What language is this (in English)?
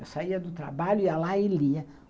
Portuguese